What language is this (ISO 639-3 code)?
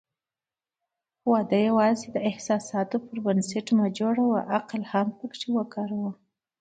pus